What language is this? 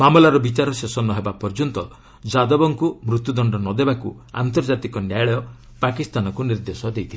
Odia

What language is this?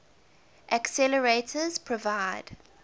English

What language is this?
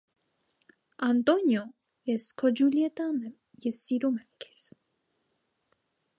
Armenian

